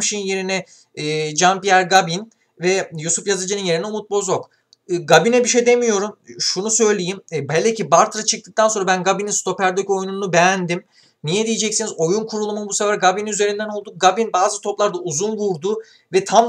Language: Turkish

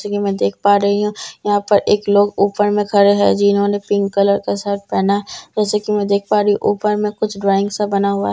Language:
Hindi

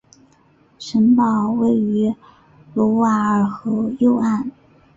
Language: Chinese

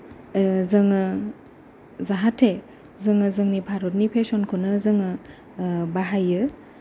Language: Bodo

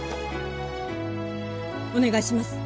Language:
Japanese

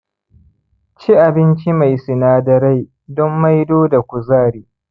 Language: Hausa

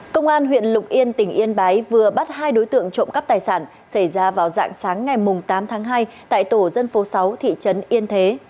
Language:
Vietnamese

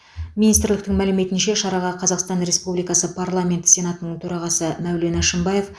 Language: Kazakh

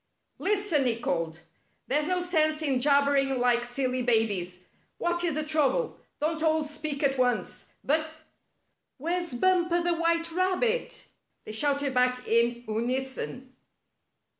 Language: English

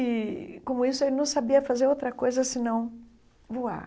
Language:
Portuguese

